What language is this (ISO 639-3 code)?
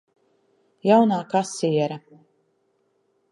lav